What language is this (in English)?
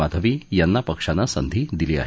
Marathi